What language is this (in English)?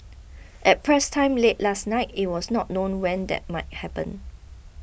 English